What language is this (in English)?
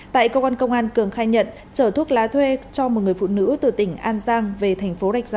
Vietnamese